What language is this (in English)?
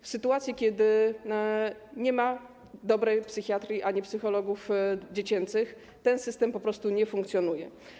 Polish